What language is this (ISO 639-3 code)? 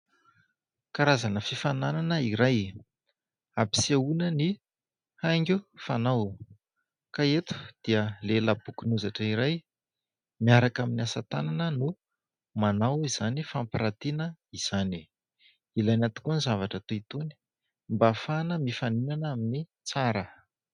mlg